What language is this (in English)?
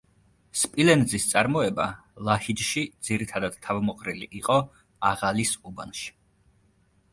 Georgian